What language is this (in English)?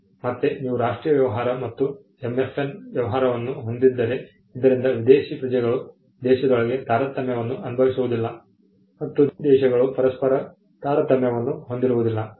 Kannada